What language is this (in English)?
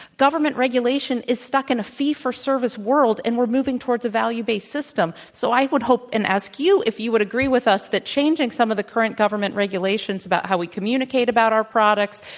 English